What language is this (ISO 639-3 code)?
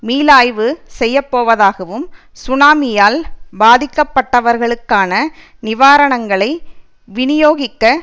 tam